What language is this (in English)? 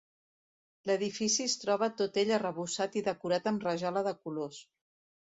Catalan